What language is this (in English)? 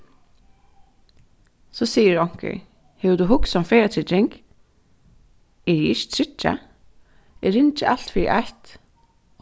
Faroese